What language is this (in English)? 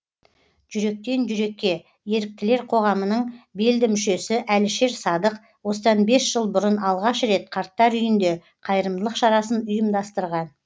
Kazakh